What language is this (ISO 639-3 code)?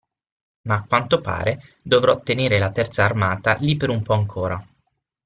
ita